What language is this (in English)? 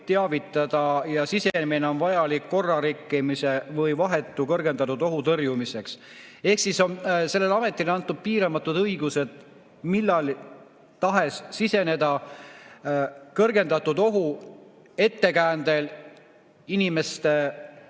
Estonian